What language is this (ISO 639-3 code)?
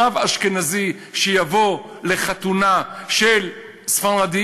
heb